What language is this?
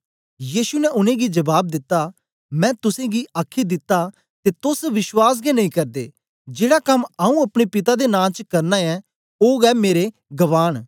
Dogri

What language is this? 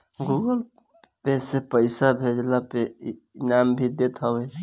Bhojpuri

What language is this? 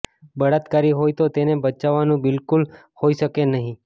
Gujarati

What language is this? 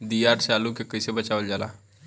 Bhojpuri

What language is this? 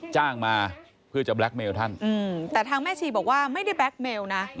Thai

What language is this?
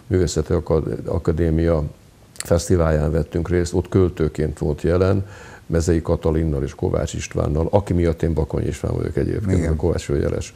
Hungarian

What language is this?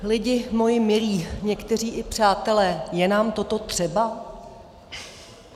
Czech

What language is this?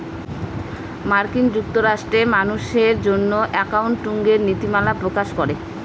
Bangla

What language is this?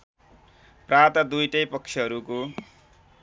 Nepali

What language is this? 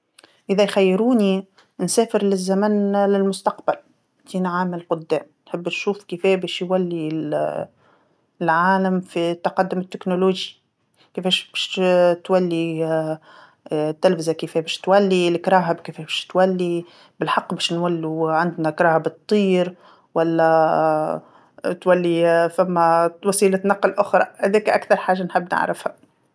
Tunisian Arabic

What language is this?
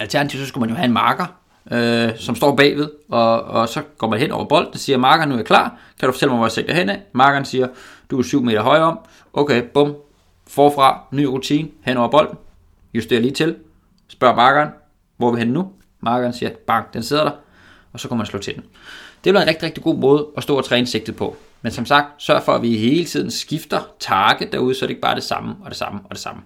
Danish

